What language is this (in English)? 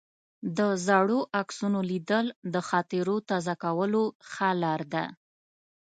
Pashto